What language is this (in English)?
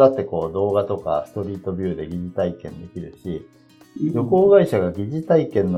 Japanese